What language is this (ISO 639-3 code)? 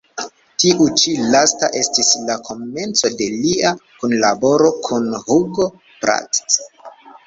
epo